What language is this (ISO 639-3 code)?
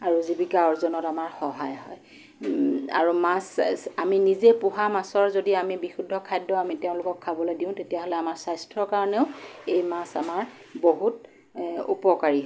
asm